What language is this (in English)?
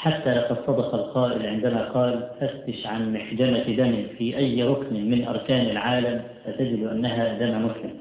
Arabic